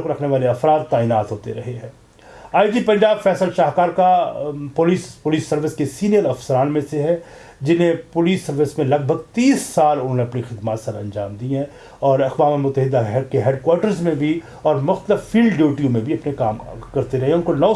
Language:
Urdu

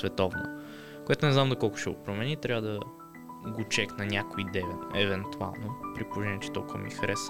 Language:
Bulgarian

